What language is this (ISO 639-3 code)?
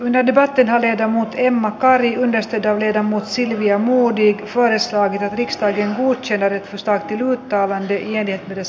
fin